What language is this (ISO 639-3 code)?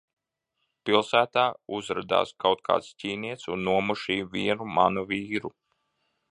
lav